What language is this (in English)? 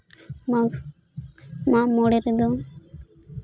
Santali